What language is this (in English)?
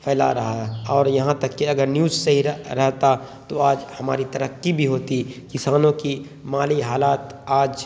Urdu